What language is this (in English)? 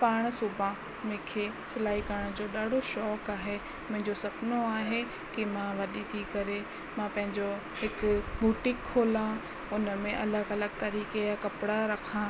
Sindhi